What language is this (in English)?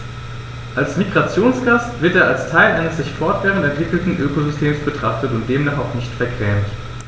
German